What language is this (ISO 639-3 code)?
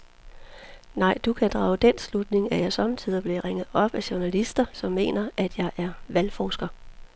dan